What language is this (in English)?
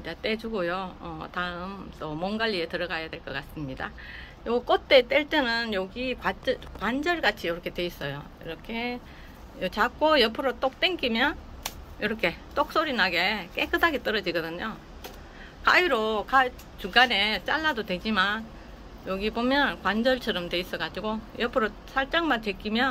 Korean